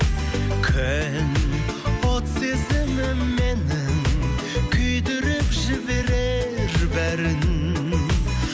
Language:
Kazakh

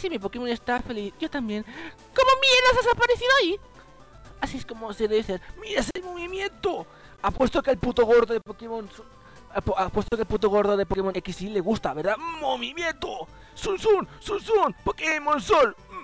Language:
Spanish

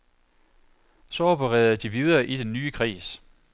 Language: Danish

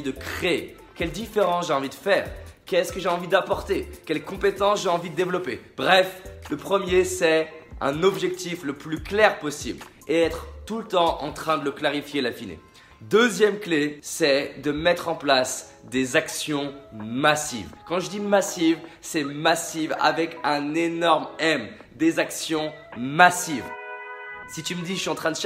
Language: French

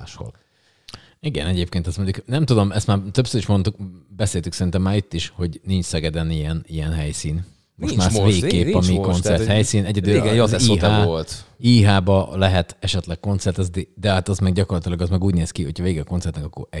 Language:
Hungarian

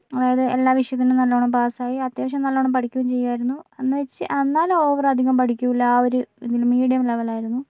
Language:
Malayalam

